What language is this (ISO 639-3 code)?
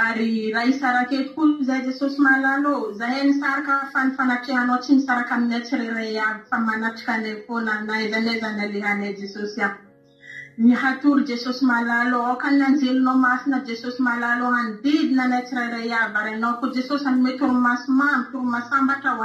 ita